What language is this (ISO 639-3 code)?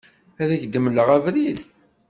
kab